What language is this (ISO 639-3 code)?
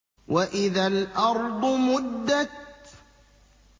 ara